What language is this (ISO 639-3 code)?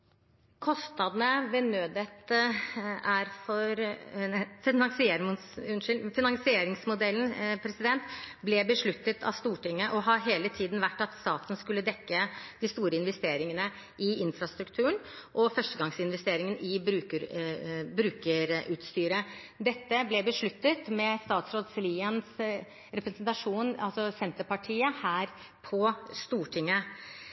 nob